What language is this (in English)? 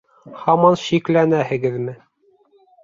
Bashkir